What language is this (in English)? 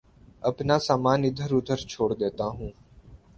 Urdu